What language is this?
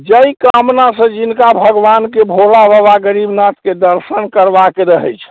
Maithili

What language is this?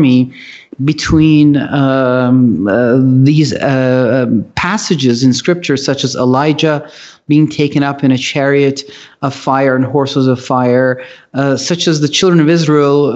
English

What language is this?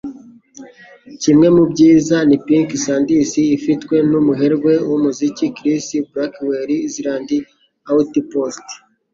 Kinyarwanda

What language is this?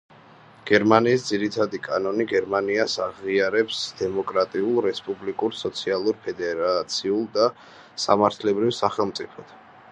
Georgian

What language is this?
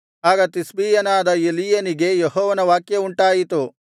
Kannada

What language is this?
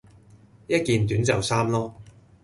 Cantonese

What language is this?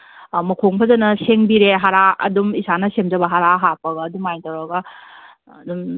Manipuri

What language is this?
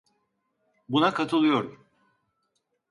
Turkish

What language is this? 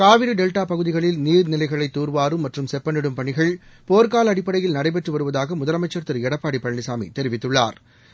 Tamil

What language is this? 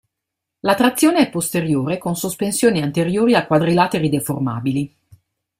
Italian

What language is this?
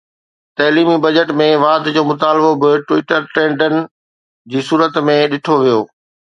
Sindhi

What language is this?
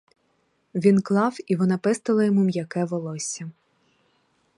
Ukrainian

